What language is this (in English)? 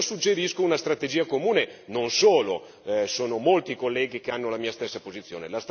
Italian